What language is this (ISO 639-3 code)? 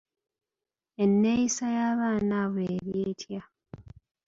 lug